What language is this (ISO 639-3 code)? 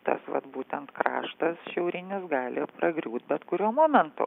lit